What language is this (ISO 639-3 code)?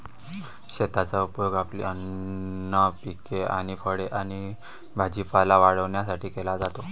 mar